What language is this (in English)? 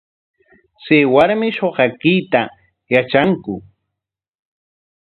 Corongo Ancash Quechua